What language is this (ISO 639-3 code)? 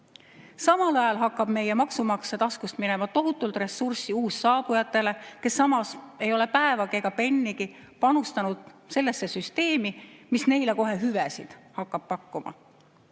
est